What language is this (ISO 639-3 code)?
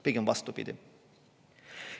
est